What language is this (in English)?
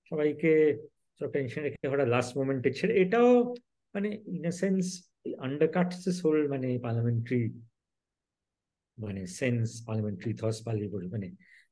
Bangla